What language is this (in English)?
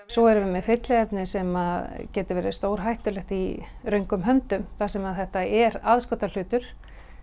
Icelandic